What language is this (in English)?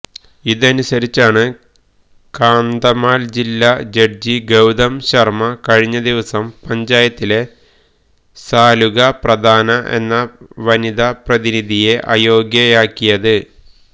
Malayalam